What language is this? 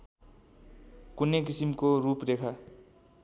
Nepali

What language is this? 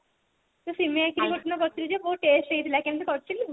Odia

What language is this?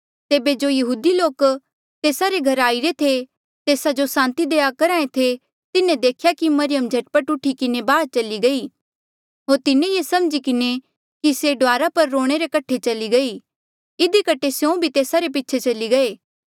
Mandeali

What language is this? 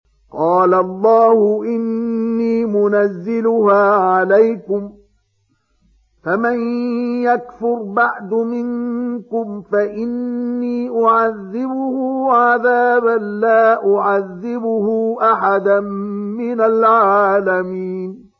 Arabic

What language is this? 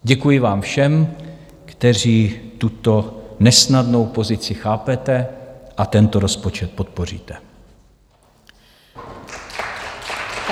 Czech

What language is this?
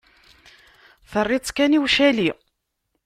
Kabyle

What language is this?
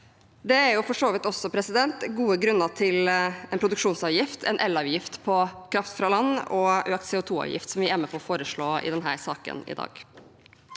Norwegian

